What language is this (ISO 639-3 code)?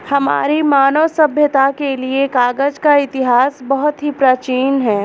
hin